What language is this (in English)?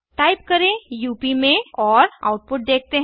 Hindi